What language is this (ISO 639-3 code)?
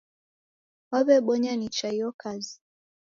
dav